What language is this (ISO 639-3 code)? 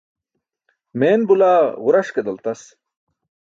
bsk